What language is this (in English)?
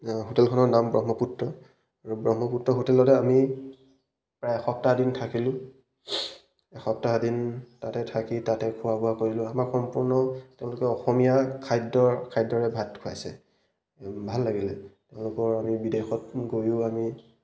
Assamese